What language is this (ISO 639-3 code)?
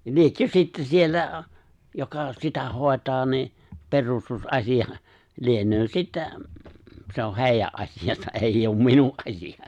fin